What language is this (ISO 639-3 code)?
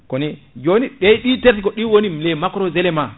ful